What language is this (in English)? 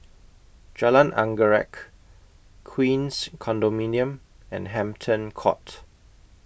English